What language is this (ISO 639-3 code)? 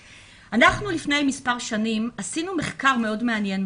heb